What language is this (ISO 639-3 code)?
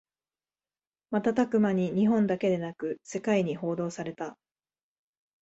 jpn